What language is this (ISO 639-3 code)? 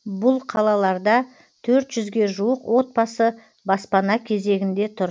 kaz